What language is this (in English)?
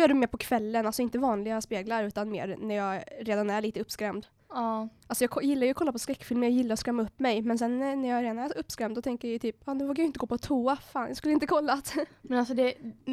Swedish